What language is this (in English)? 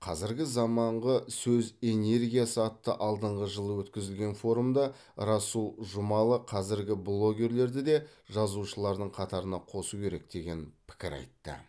Kazakh